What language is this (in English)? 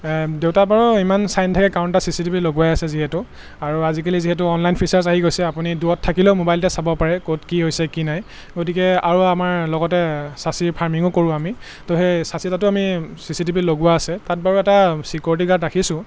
Assamese